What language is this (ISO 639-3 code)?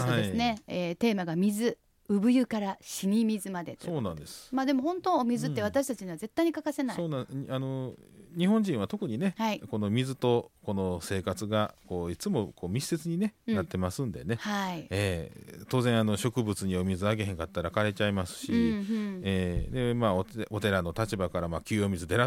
jpn